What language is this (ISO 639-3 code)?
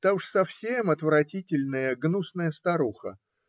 rus